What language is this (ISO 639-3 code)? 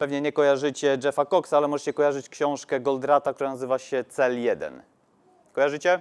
pol